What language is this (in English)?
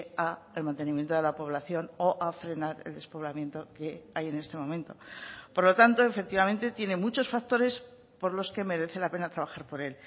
Spanish